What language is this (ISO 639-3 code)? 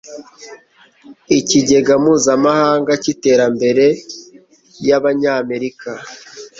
kin